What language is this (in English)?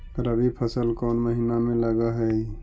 Magahi